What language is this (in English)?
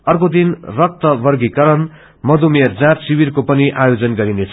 Nepali